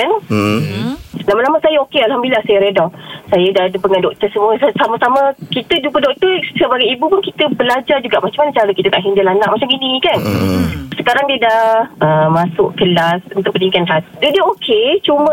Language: Malay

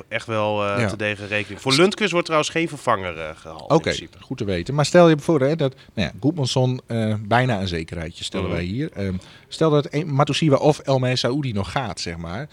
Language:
Dutch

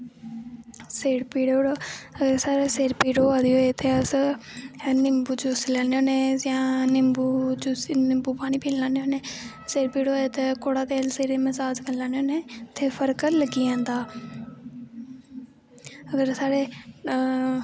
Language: Dogri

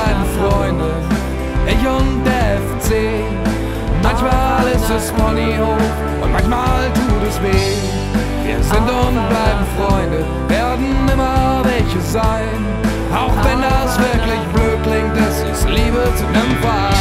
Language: German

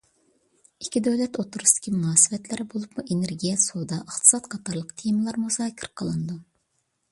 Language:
Uyghur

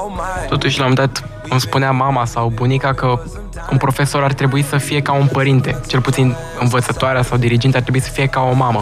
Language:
Romanian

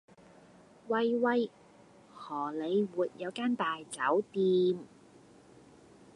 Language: Cantonese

